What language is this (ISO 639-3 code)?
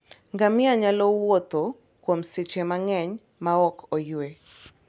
luo